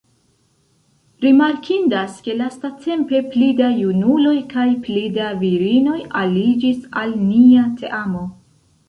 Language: Esperanto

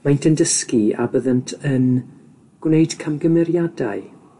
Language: Welsh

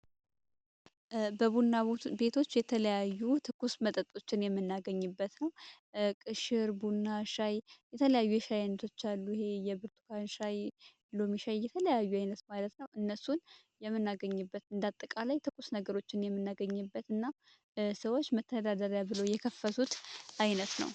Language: Amharic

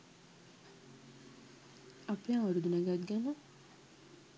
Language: Sinhala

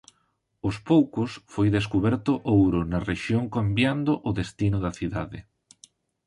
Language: Galician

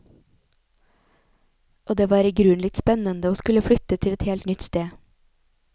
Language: Norwegian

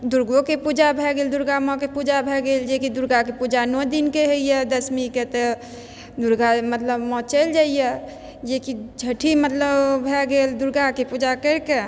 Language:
Maithili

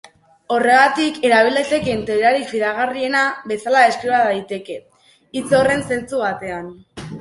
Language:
Basque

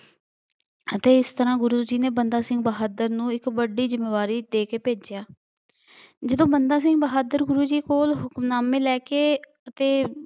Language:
Punjabi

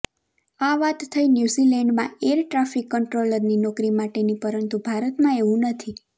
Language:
Gujarati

